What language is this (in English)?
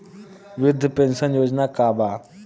Bhojpuri